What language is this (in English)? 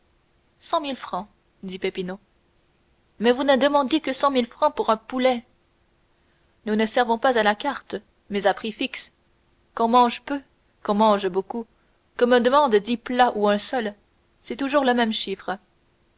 French